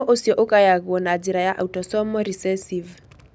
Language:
Kikuyu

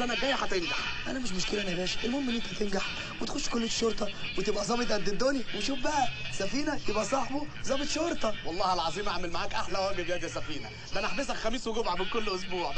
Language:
Arabic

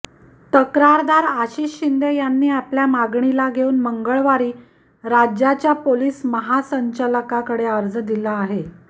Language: Marathi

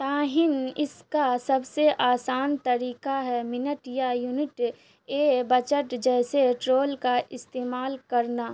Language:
Urdu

